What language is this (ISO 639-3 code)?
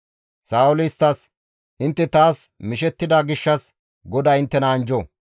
gmv